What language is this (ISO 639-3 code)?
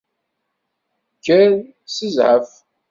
kab